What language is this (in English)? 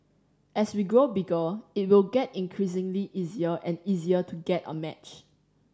English